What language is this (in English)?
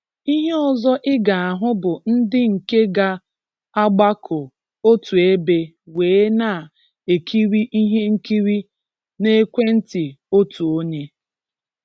Igbo